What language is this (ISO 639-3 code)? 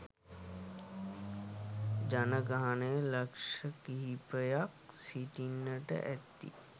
sin